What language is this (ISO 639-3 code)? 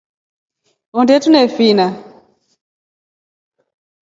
rof